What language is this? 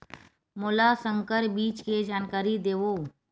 Chhattisgarhi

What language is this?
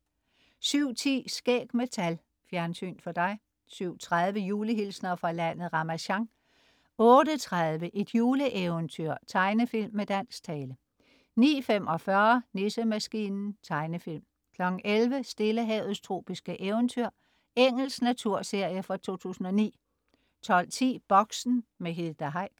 Danish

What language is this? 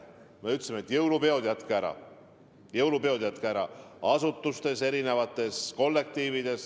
Estonian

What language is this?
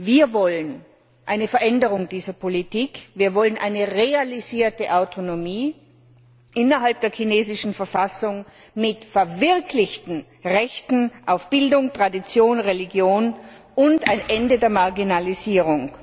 German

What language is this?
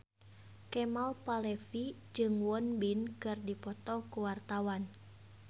Sundanese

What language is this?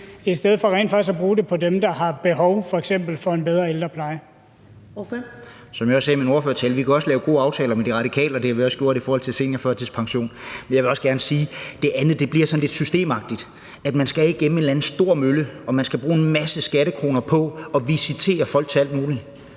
Danish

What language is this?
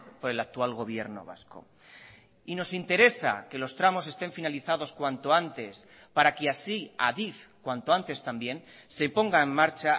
Spanish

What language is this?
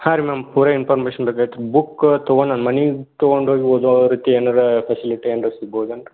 Kannada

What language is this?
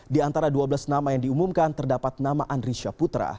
Indonesian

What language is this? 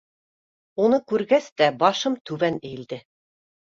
Bashkir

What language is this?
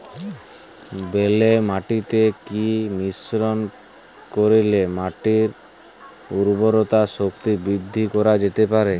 Bangla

